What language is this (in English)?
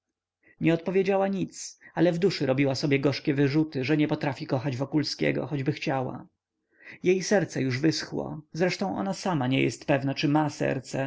Polish